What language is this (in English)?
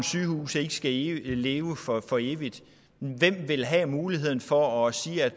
Danish